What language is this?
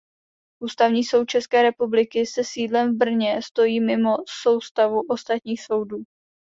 Czech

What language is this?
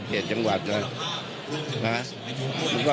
Thai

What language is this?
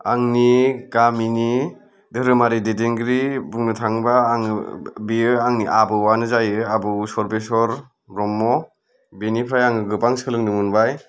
Bodo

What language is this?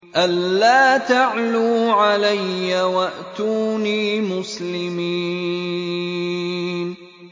Arabic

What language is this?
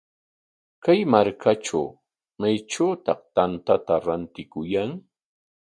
Corongo Ancash Quechua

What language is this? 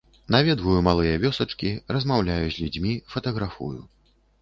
Belarusian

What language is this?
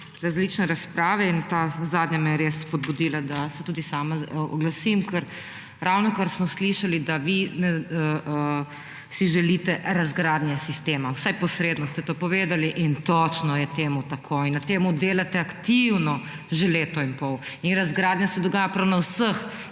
Slovenian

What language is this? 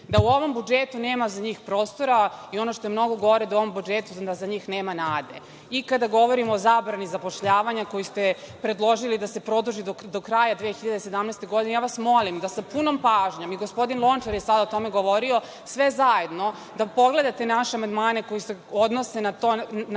Serbian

